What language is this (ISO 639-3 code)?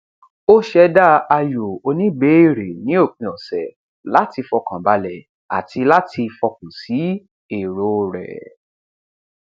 yor